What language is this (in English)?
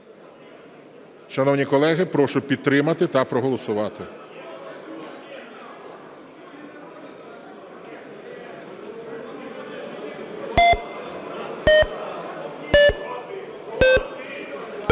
Ukrainian